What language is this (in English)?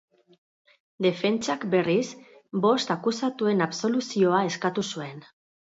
Basque